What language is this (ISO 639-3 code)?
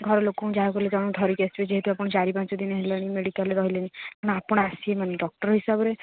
ori